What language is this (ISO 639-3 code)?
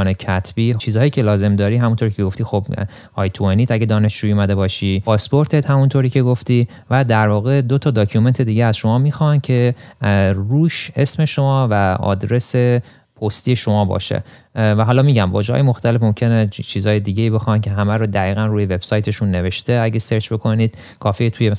fas